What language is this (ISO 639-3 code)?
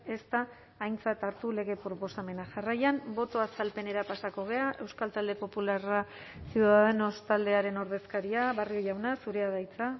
eus